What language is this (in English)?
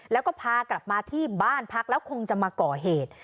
Thai